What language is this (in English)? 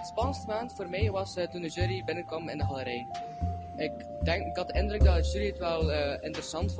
Dutch